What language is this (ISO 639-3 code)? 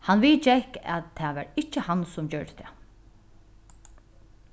fao